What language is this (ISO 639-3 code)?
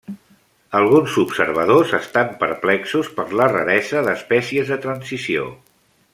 cat